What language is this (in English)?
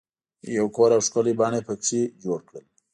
Pashto